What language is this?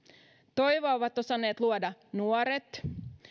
Finnish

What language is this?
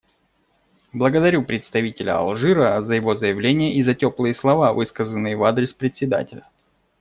Russian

